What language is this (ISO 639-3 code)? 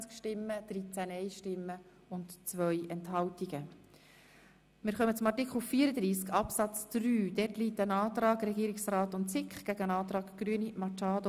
gsw